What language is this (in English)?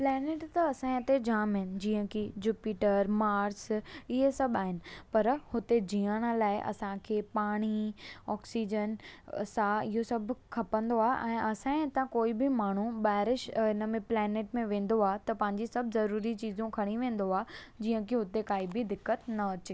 Sindhi